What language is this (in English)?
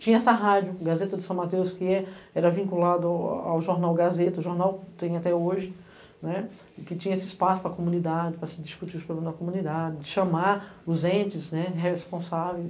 Portuguese